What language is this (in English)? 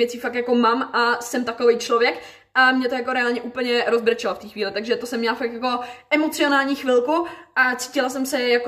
Czech